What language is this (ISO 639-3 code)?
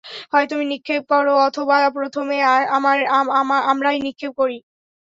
ben